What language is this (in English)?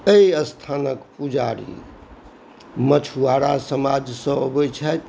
Maithili